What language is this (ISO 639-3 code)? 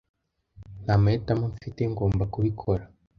kin